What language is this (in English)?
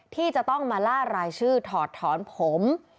Thai